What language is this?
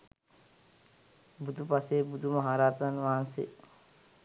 Sinhala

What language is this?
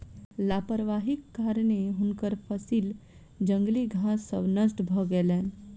Maithili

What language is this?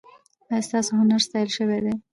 Pashto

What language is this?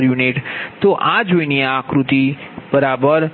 Gujarati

